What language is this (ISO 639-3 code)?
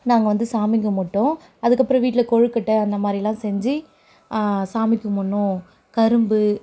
tam